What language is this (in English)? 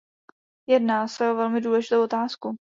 Czech